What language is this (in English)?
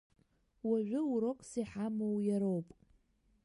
Abkhazian